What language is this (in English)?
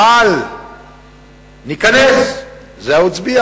Hebrew